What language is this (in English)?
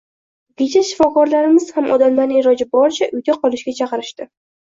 Uzbek